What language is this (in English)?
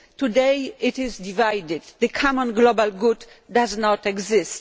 English